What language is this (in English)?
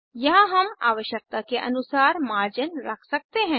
Hindi